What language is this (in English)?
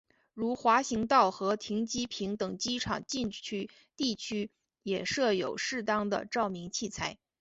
Chinese